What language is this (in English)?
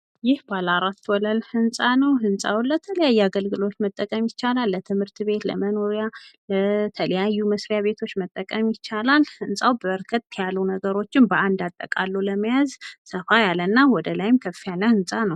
Amharic